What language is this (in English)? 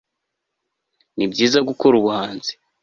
Kinyarwanda